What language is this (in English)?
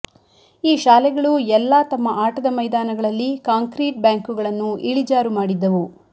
Kannada